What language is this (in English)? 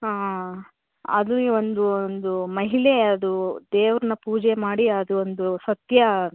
Kannada